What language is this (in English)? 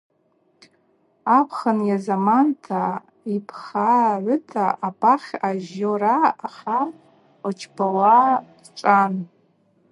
Abaza